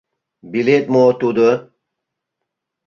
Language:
Mari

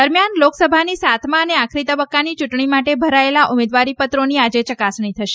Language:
Gujarati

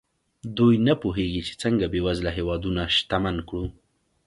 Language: Pashto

